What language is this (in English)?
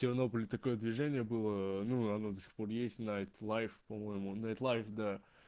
Russian